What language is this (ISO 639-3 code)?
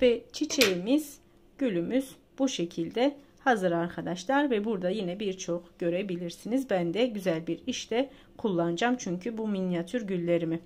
tur